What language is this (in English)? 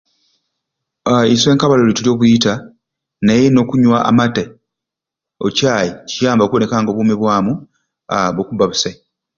Ruuli